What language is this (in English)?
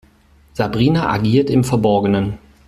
German